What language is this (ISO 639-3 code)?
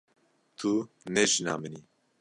kur